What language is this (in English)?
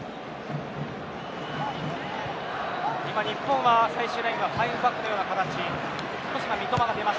Japanese